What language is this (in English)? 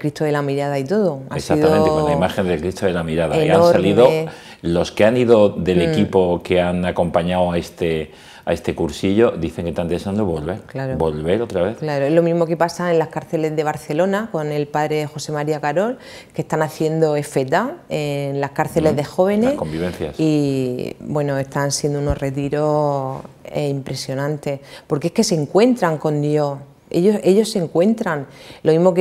Spanish